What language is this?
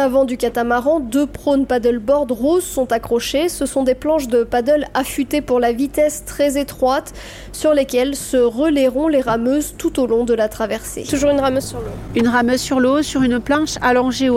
French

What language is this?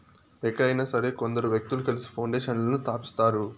Telugu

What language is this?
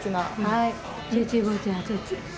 Japanese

